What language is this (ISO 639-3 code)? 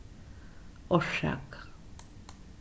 fao